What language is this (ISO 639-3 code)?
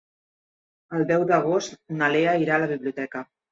cat